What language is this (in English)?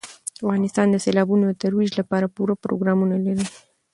Pashto